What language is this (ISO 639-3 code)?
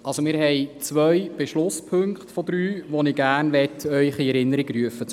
gsw